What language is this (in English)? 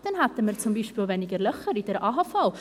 Swiss German